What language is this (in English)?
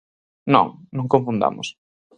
Galician